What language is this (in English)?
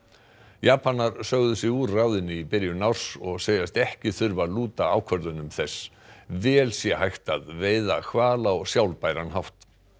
Icelandic